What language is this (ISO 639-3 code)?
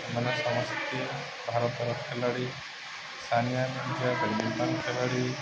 ori